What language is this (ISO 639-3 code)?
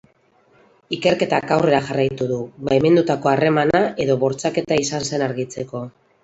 eus